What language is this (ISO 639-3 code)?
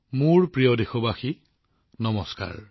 asm